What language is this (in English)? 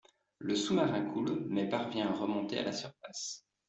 French